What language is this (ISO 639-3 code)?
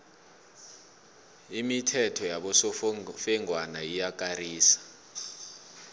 nbl